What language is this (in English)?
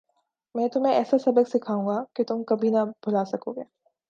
Urdu